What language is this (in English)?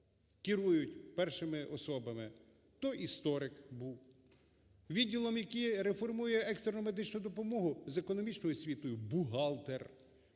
Ukrainian